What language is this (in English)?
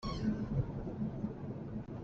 Hakha Chin